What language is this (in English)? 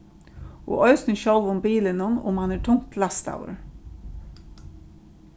Faroese